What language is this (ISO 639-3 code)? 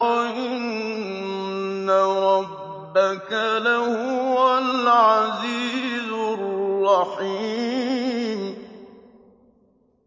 ara